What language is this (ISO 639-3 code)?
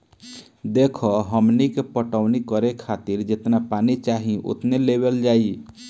bho